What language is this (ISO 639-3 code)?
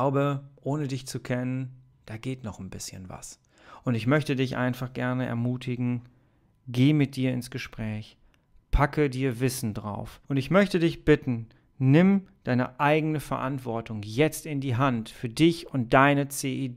deu